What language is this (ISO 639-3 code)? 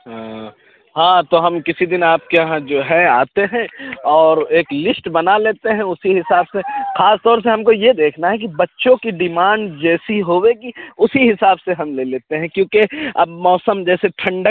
urd